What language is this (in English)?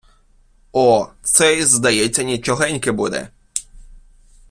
Ukrainian